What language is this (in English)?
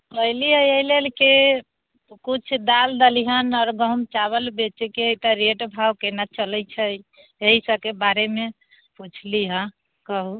Maithili